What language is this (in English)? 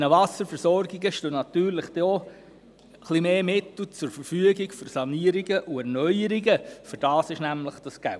Swiss German